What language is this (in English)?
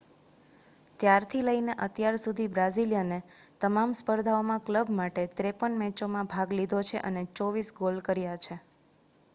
Gujarati